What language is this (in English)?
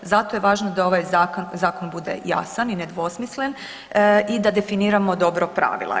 Croatian